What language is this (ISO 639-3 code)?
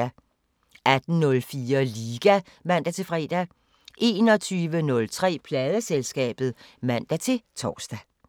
dan